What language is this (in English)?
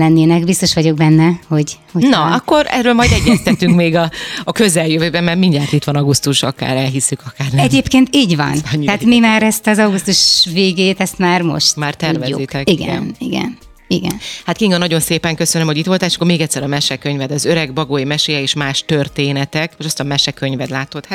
Hungarian